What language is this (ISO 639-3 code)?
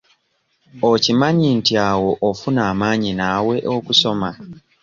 lug